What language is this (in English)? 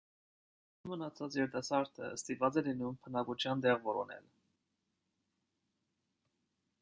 Armenian